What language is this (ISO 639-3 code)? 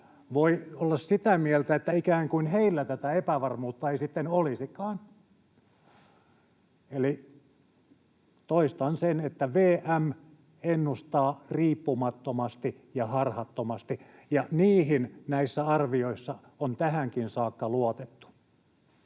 fin